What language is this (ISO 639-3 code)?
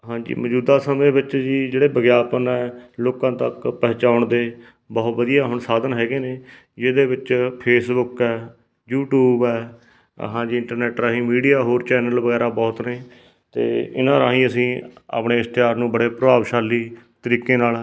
pan